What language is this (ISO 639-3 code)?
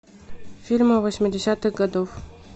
rus